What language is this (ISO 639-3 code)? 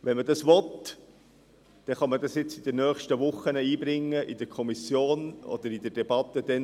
gsw